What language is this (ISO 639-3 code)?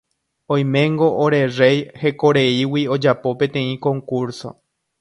grn